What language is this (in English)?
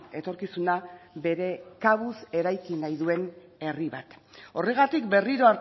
Basque